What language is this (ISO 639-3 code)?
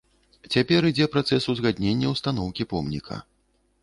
bel